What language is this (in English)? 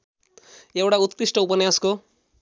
Nepali